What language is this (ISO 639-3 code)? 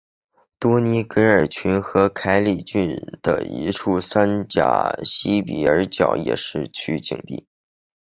zho